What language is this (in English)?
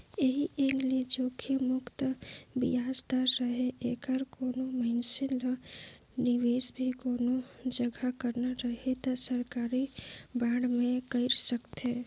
Chhattisgarhi